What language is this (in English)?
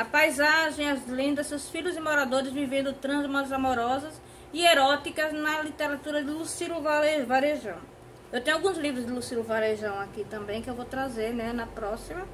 Portuguese